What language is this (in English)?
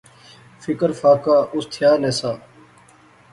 Pahari-Potwari